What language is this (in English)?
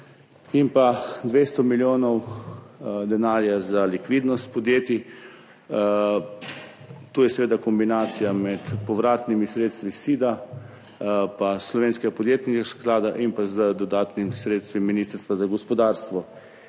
Slovenian